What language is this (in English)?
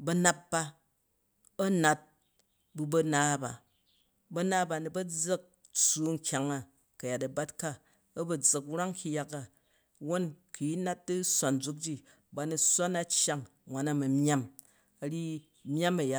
Jju